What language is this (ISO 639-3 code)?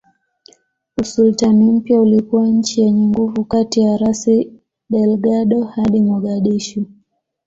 swa